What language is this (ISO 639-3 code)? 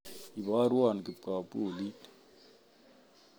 kln